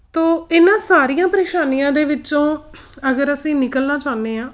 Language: Punjabi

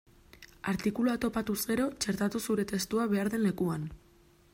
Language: Basque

